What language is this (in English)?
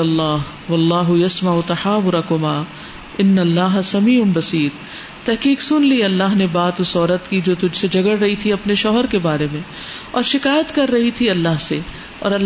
Urdu